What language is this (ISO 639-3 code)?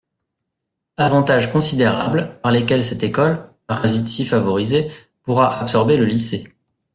fra